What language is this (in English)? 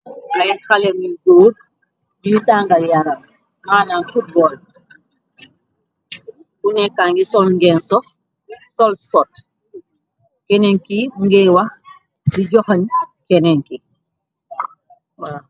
Wolof